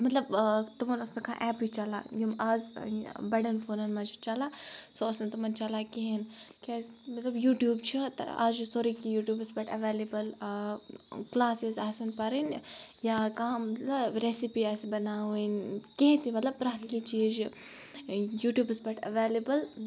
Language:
Kashmiri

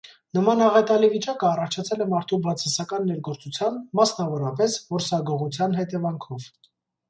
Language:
Armenian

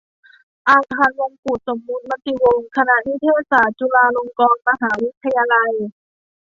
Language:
Thai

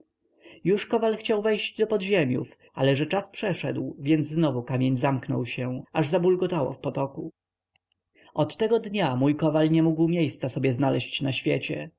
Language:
Polish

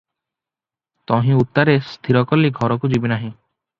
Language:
Odia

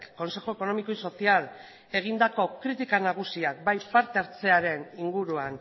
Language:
Basque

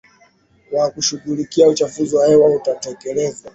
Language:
Swahili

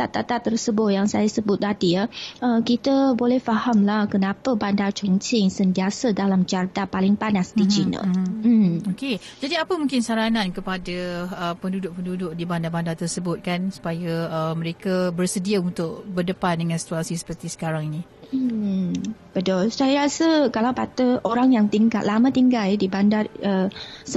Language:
Malay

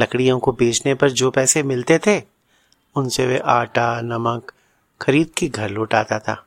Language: Hindi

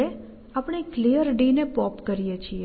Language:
Gujarati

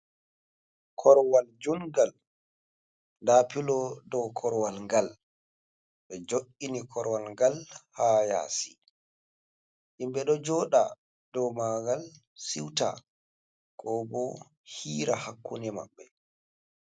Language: Fula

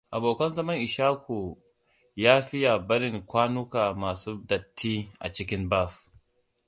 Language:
Hausa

